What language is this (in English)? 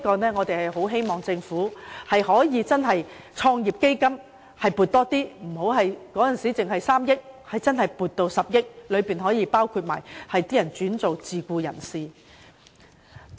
Cantonese